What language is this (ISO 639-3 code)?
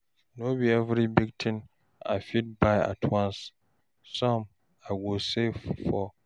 pcm